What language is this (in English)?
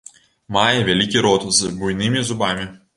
Belarusian